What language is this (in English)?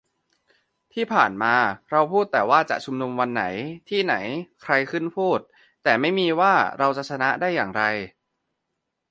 Thai